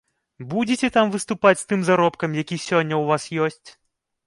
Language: Belarusian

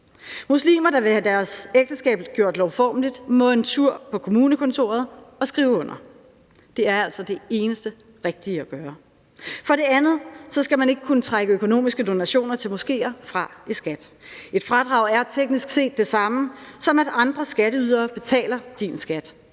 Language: Danish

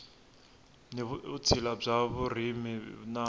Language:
Tsonga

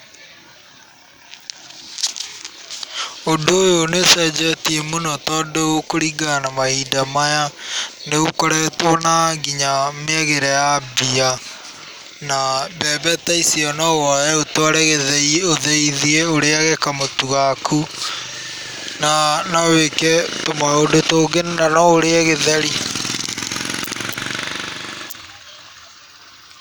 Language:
Kikuyu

